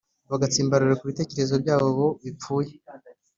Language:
Kinyarwanda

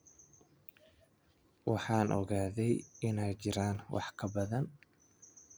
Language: Somali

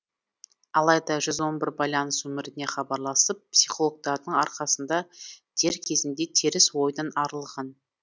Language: Kazakh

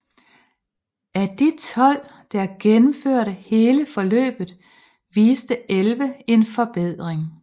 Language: Danish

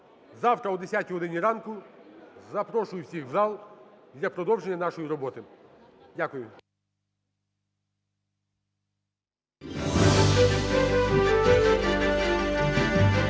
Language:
Ukrainian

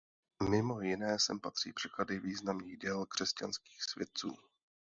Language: Czech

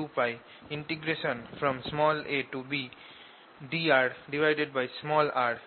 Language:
Bangla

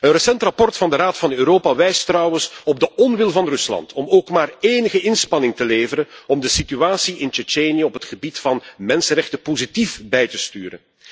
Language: Dutch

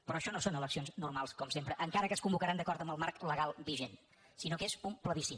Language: Catalan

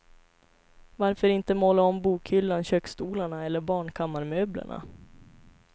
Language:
Swedish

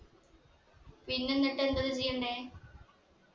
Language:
Malayalam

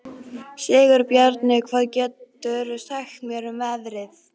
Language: Icelandic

